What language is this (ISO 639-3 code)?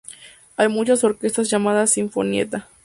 spa